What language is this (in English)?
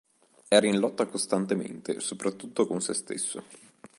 Italian